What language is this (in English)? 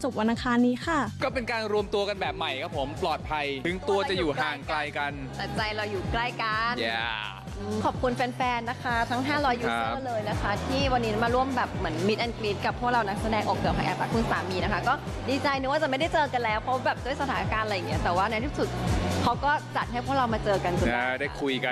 Thai